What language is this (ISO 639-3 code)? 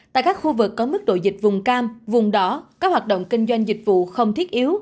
vie